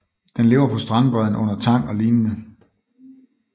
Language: Danish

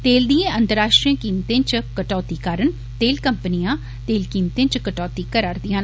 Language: Dogri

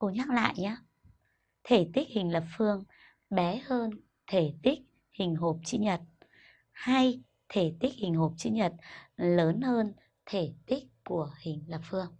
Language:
Vietnamese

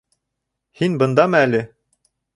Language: Bashkir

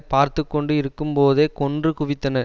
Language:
Tamil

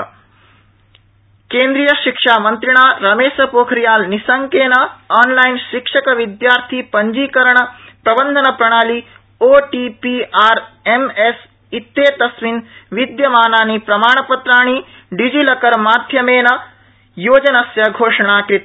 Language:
Sanskrit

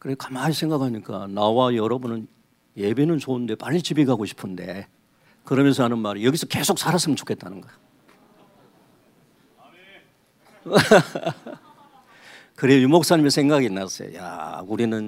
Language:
Korean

